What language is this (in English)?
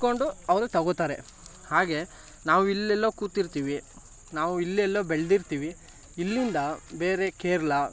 Kannada